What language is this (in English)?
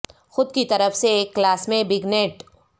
Urdu